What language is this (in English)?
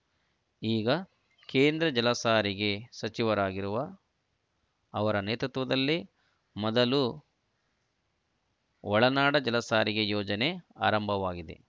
Kannada